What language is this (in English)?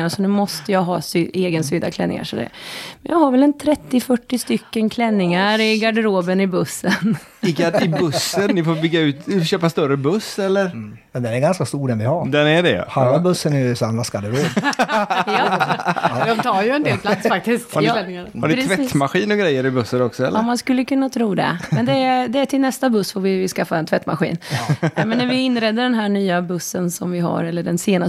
Swedish